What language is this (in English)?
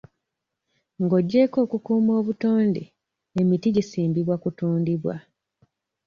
Ganda